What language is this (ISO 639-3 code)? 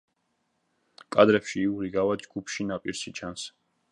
kat